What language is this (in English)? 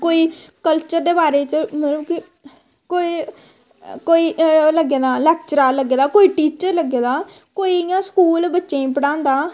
Dogri